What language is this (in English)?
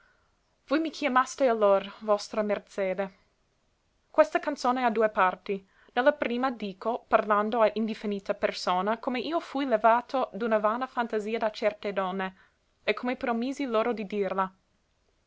Italian